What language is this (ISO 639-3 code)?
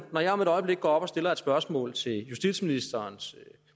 dan